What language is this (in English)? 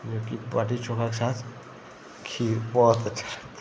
Hindi